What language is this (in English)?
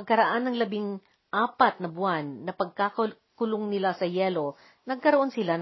Filipino